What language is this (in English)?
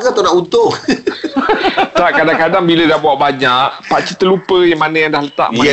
Malay